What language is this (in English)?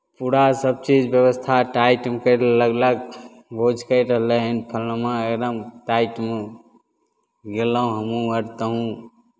Maithili